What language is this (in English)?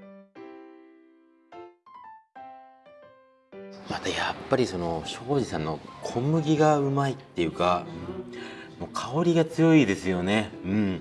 Japanese